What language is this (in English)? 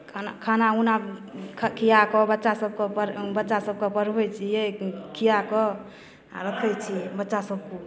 Maithili